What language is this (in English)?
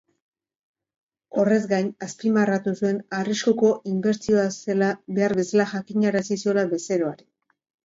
Basque